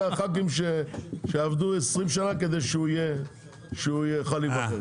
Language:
Hebrew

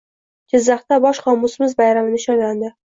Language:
Uzbek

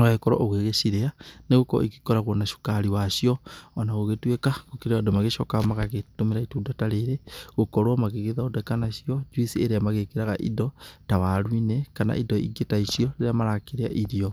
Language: Kikuyu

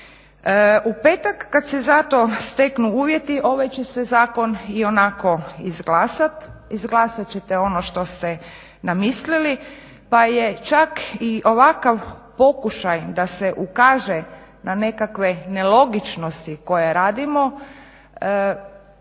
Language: Croatian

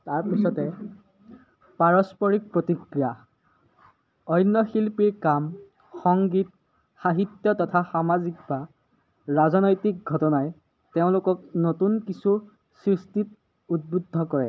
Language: Assamese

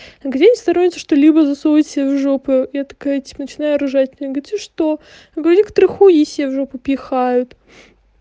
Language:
Russian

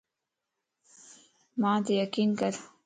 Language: Lasi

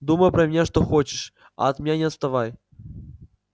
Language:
Russian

